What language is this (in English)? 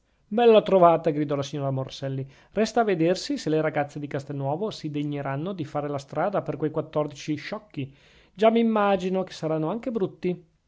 Italian